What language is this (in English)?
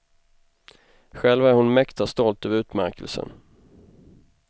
Swedish